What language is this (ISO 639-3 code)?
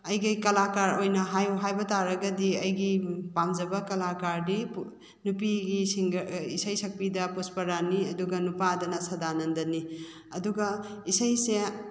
mni